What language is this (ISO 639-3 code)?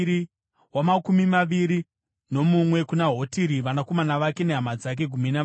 sna